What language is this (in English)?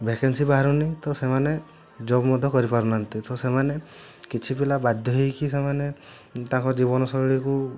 Odia